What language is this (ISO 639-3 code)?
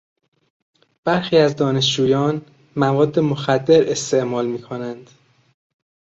fas